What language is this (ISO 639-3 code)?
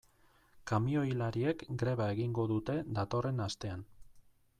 eus